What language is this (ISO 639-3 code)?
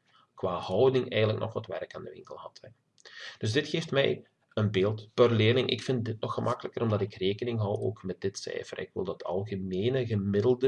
nld